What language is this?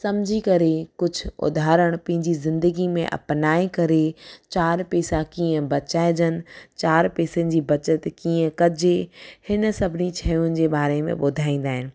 Sindhi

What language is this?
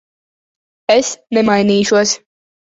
Latvian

